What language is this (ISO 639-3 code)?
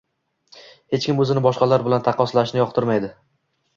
uzb